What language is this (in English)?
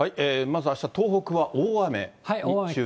Japanese